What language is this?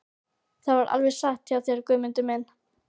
Icelandic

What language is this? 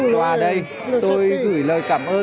Vietnamese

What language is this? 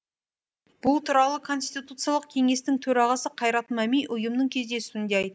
Kazakh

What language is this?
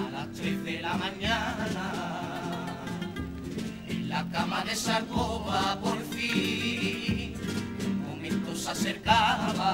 Spanish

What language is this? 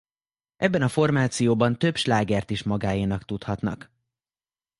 Hungarian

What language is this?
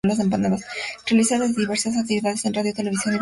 Spanish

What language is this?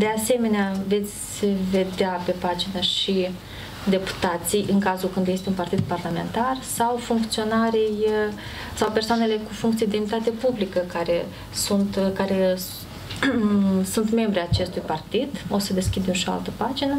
Romanian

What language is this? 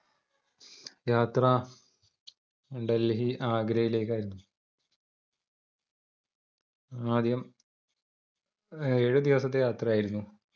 Malayalam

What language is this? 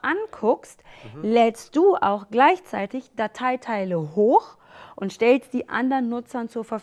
German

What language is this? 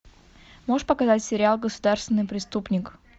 Russian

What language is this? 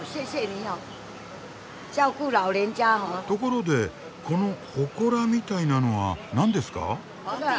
Japanese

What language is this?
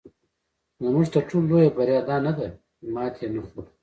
Pashto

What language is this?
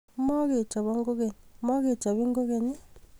Kalenjin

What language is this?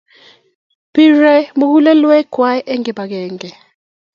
Kalenjin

